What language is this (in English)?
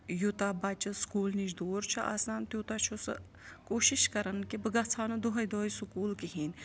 Kashmiri